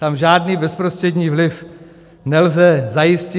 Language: Czech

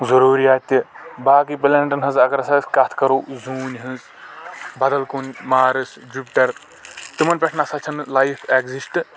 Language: Kashmiri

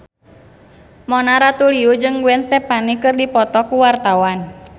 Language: Sundanese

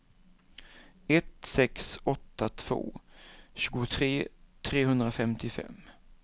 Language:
Swedish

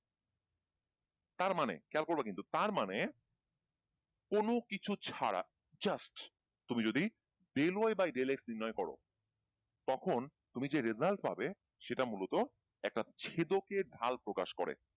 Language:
Bangla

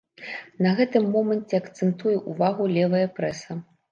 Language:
Belarusian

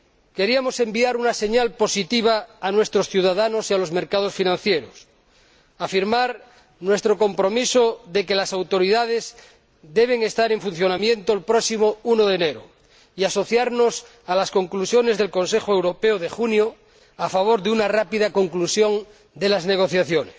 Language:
Spanish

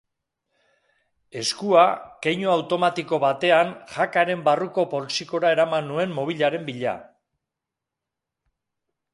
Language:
Basque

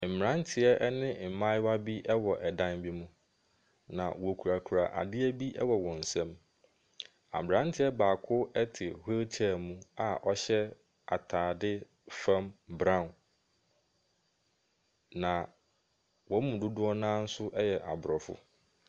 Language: Akan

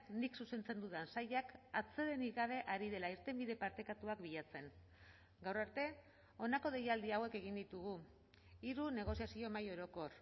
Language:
Basque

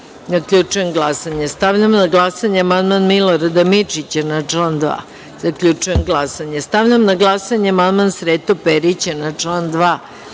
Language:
Serbian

